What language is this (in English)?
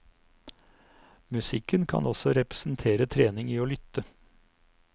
Norwegian